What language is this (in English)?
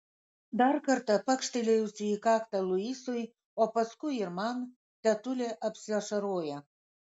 Lithuanian